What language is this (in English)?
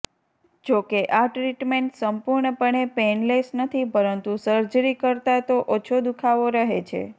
Gujarati